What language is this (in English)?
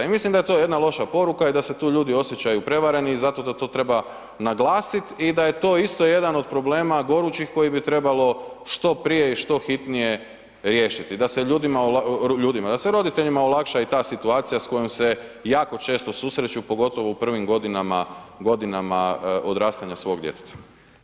Croatian